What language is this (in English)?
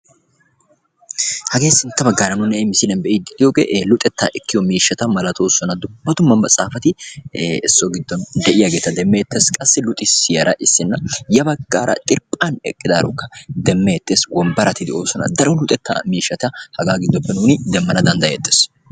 Wolaytta